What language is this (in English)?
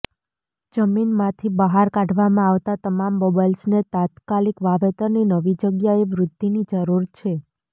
Gujarati